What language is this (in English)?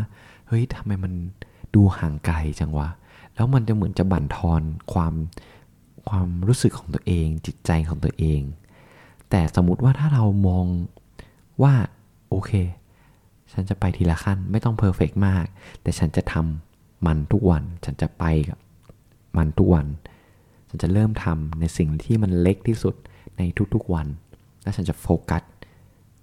Thai